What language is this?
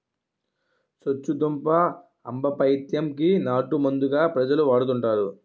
Telugu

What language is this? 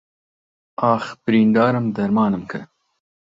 Central Kurdish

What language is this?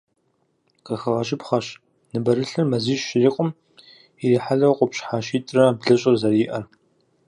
Kabardian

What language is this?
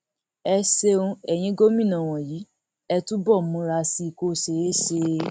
Yoruba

